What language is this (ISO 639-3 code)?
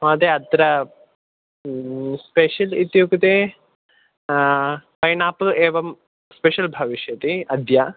san